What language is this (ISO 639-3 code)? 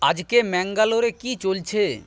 ben